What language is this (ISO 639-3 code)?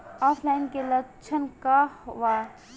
bho